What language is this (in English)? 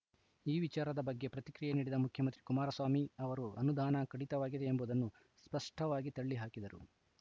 Kannada